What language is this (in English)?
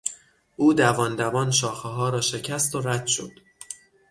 Persian